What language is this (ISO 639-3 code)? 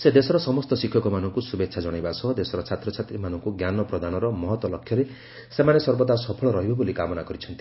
ori